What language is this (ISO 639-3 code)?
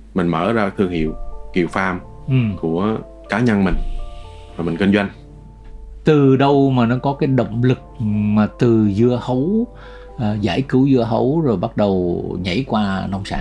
vie